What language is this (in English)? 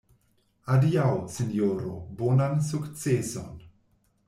Esperanto